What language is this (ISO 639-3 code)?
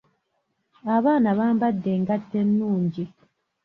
lug